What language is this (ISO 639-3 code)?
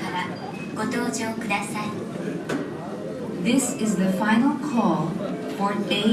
jpn